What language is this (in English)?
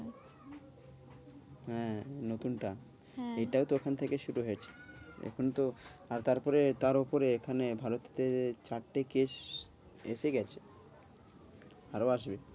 Bangla